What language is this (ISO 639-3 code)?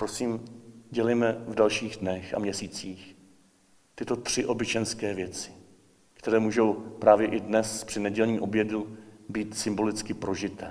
ces